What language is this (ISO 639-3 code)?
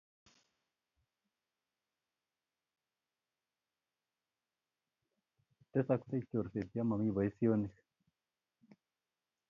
kln